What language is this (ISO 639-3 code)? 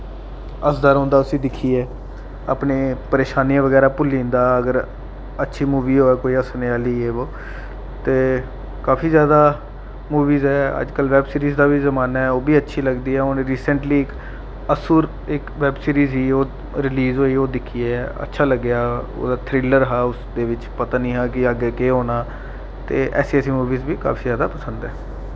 doi